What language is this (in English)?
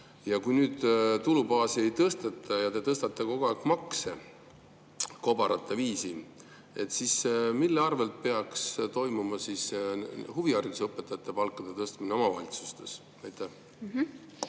Estonian